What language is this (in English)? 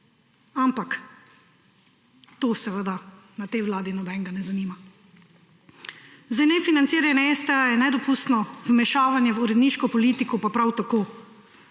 Slovenian